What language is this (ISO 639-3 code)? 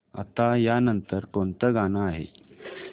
mar